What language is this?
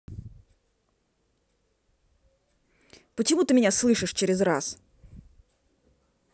Russian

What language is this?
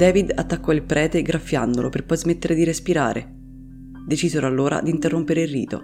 Italian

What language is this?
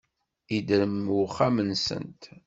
Kabyle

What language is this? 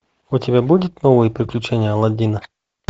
Russian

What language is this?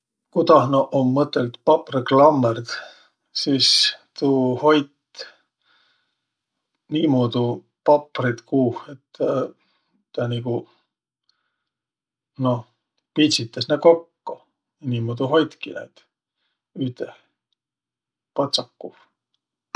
Võro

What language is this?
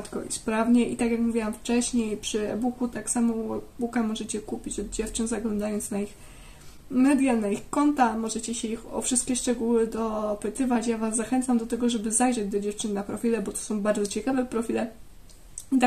Polish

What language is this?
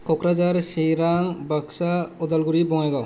Bodo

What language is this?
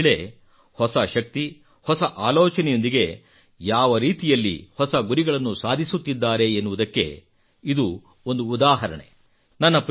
Kannada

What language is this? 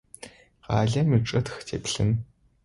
Adyghe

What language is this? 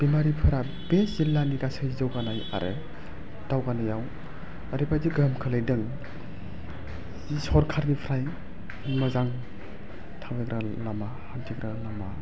Bodo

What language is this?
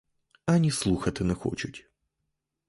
Ukrainian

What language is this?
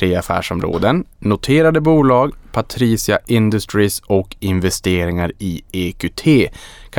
Swedish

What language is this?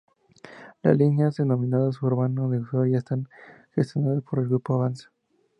Spanish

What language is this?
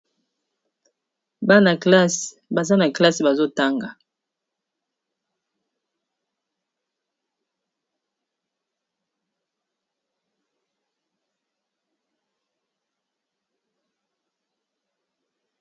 Lingala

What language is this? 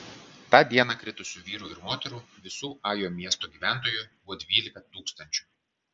Lithuanian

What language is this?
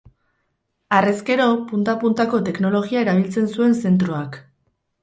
Basque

